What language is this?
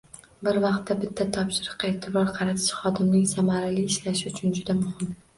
Uzbek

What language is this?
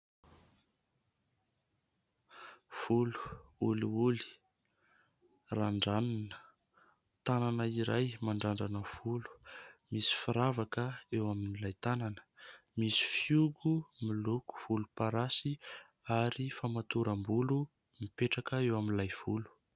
Malagasy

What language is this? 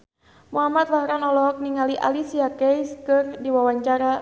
Sundanese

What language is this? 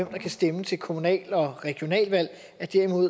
Danish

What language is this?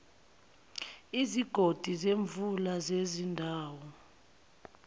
Zulu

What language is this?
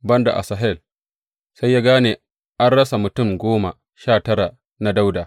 Hausa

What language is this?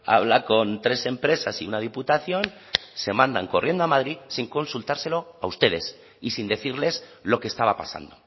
Spanish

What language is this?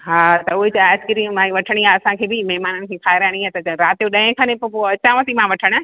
Sindhi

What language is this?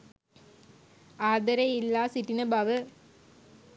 Sinhala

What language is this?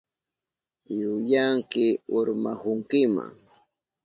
Southern Pastaza Quechua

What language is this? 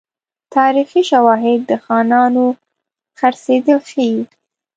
Pashto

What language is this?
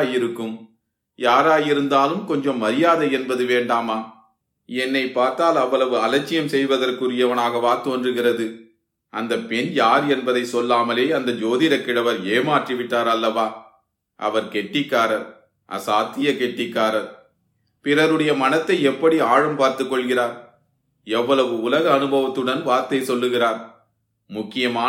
Tamil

